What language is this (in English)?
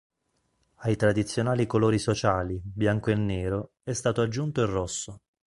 Italian